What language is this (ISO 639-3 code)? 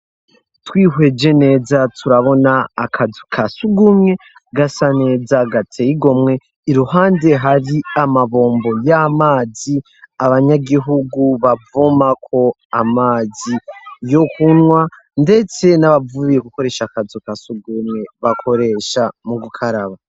run